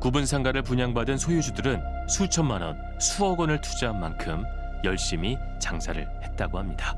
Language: Korean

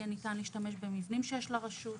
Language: Hebrew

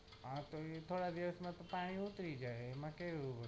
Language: Gujarati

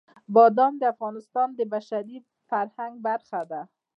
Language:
Pashto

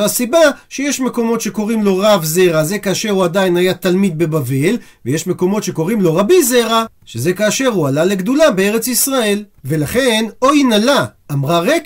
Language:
Hebrew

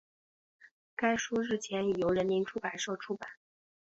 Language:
Chinese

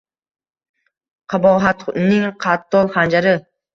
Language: Uzbek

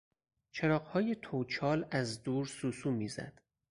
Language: Persian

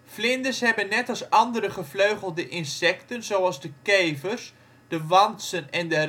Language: Dutch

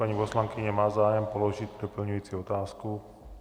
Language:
Czech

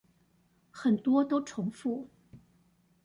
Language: Chinese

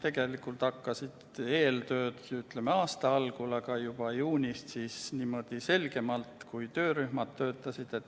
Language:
Estonian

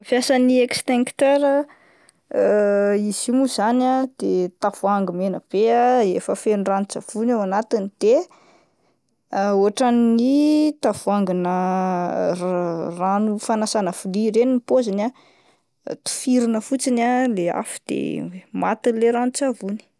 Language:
Malagasy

